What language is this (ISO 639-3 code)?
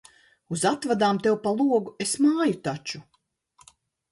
lav